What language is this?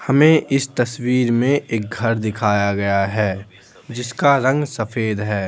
Hindi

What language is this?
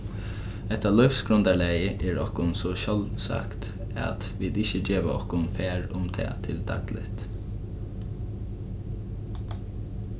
Faroese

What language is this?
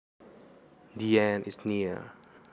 Javanese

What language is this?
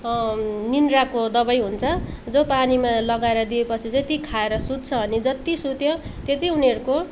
Nepali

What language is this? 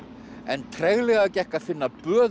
Icelandic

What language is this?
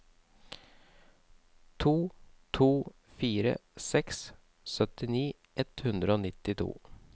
Norwegian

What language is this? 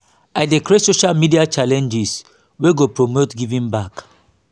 Nigerian Pidgin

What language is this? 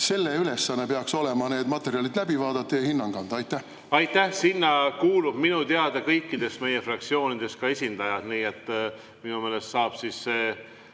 Estonian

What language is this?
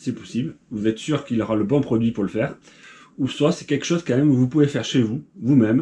French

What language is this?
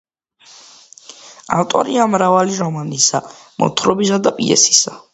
Georgian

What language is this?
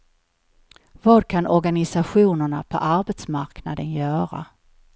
Swedish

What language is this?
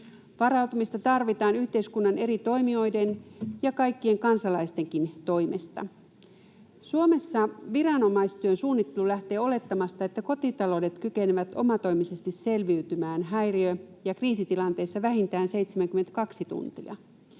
Finnish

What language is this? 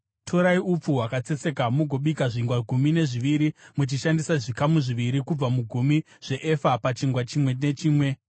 Shona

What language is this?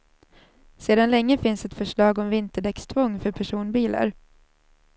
Swedish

